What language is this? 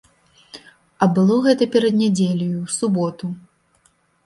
Belarusian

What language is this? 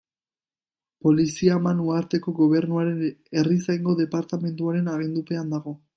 Basque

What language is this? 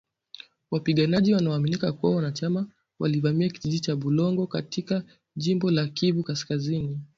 Swahili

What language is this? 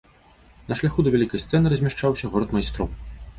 Belarusian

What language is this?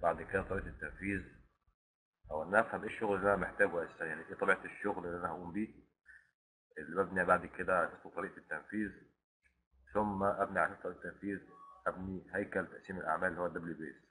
Arabic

